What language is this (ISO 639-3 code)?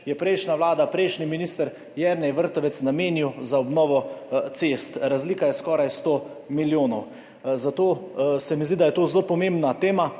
slv